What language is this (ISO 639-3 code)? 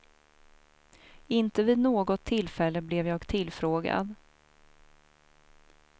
swe